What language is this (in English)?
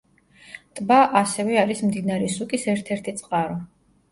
Georgian